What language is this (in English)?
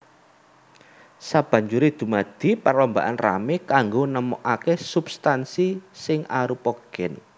Javanese